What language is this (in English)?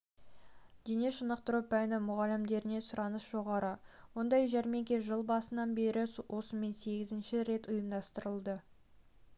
Kazakh